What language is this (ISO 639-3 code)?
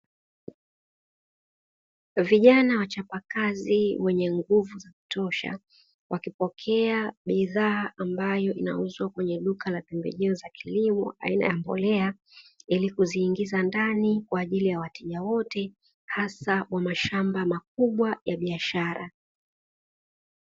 swa